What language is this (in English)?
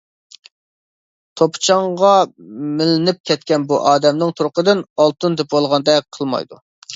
Uyghur